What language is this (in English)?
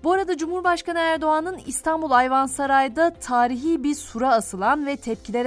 Turkish